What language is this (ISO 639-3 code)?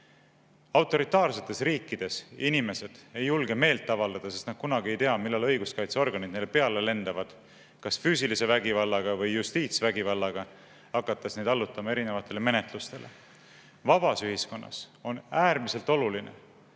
est